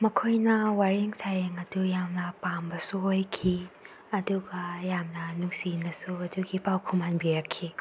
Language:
Manipuri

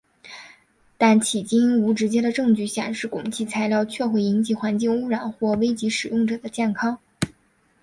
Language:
Chinese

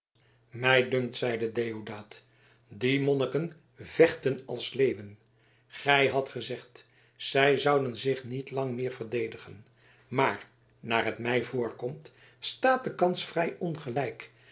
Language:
Dutch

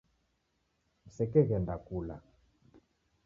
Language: Taita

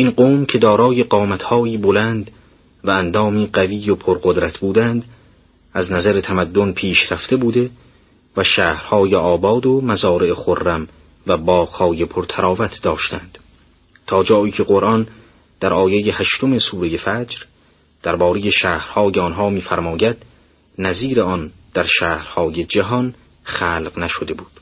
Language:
Persian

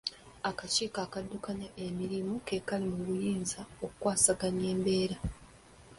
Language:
Ganda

